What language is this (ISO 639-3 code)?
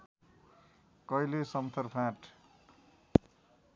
nep